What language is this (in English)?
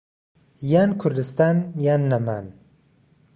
Central Kurdish